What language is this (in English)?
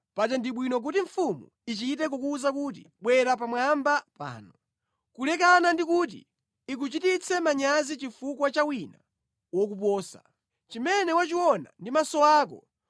Nyanja